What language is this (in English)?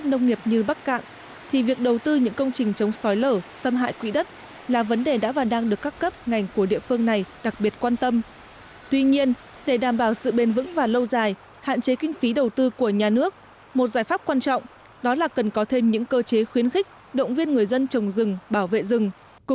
Vietnamese